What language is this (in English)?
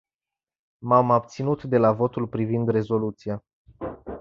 Romanian